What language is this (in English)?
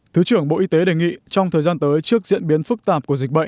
Vietnamese